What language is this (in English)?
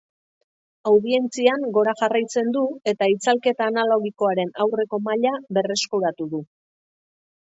Basque